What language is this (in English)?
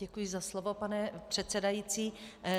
Czech